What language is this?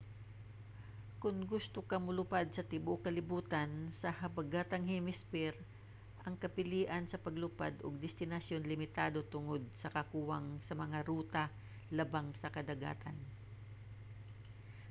Cebuano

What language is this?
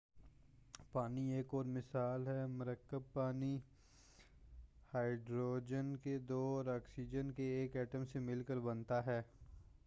Urdu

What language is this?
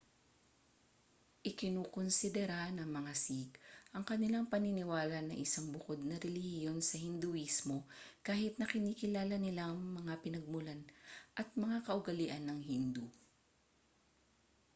Filipino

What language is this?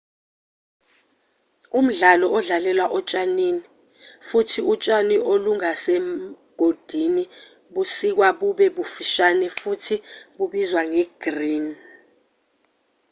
Zulu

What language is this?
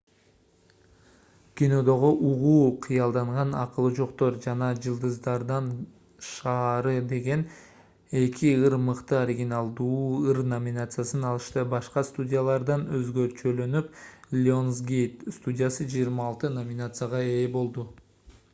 Kyrgyz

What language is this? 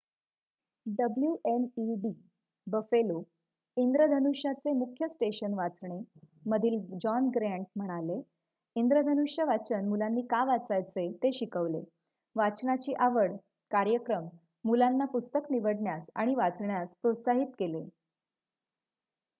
Marathi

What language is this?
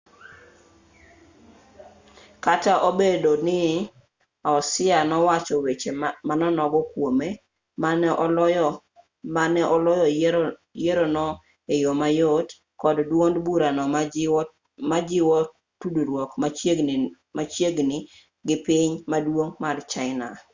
Luo (Kenya and Tanzania)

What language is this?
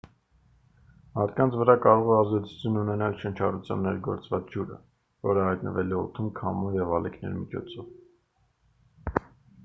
Armenian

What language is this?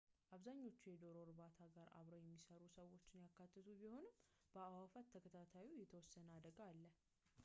Amharic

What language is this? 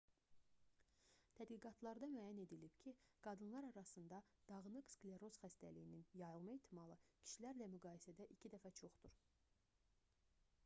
Azerbaijani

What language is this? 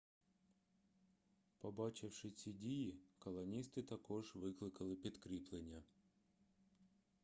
Ukrainian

